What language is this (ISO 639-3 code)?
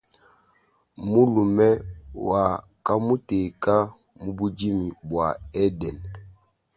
lua